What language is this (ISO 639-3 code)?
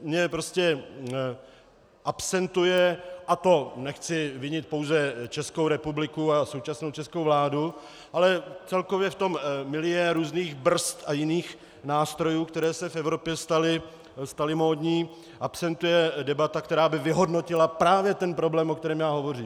ces